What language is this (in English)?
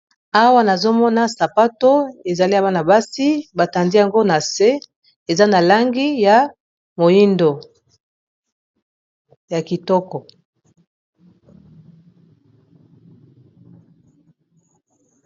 Lingala